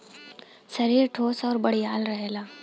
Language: Bhojpuri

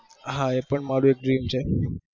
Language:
Gujarati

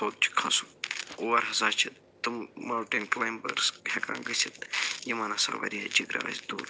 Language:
Kashmiri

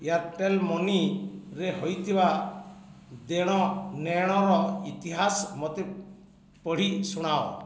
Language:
Odia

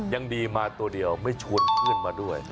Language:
Thai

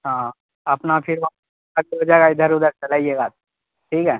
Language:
Urdu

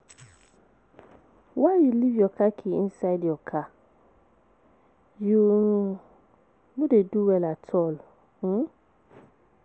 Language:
Nigerian Pidgin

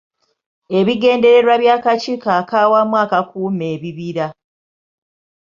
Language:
Ganda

